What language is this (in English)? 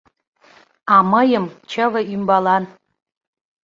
Mari